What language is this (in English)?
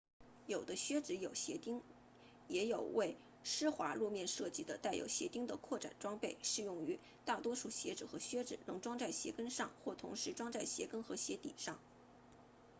Chinese